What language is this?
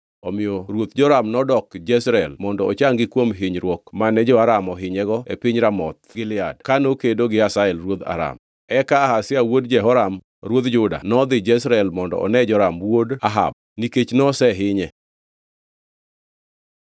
Luo (Kenya and Tanzania)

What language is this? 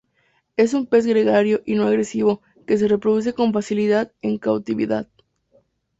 Spanish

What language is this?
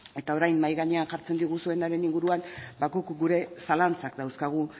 Basque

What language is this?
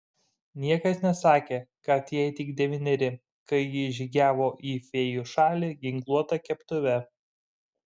Lithuanian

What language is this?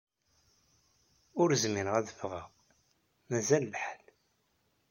Kabyle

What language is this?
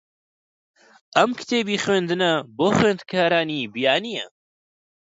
Central Kurdish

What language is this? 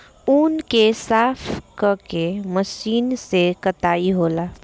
Bhojpuri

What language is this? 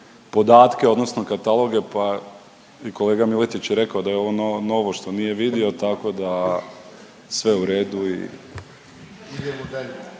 Croatian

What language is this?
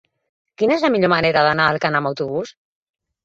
Catalan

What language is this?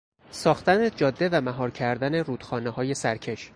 Persian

